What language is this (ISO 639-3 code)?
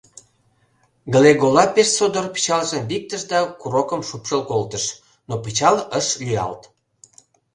chm